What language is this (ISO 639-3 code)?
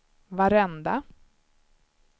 swe